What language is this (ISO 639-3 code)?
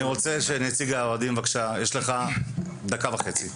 heb